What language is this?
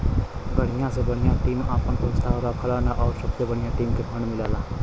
Bhojpuri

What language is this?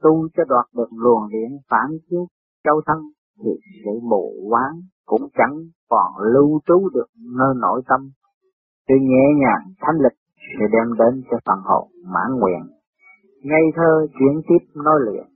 Vietnamese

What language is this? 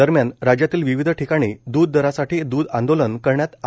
Marathi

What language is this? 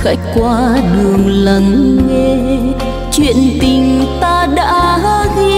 Vietnamese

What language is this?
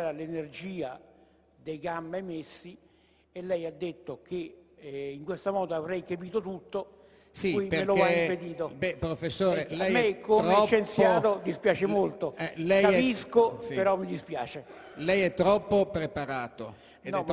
Italian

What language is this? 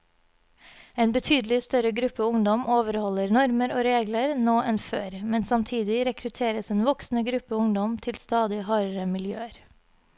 Norwegian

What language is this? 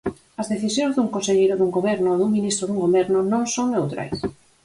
Galician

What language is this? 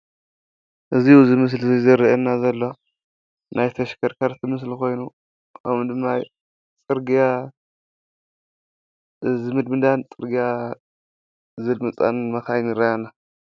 Tigrinya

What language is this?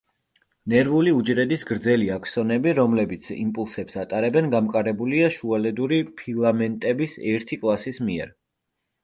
Georgian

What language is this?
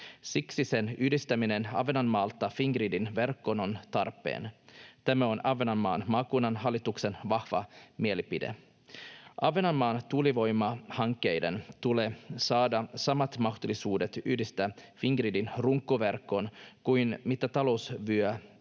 Finnish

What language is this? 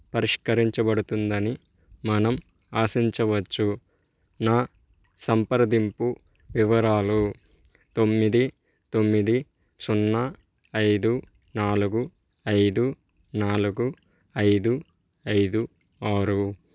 Telugu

